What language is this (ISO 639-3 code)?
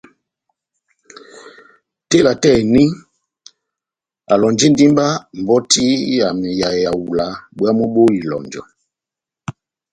bnm